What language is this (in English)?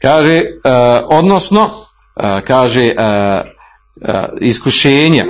Croatian